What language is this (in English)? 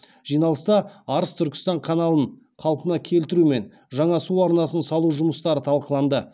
Kazakh